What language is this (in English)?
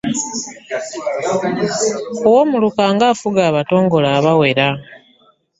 Ganda